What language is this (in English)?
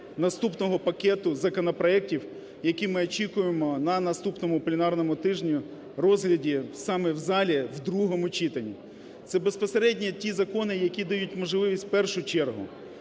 Ukrainian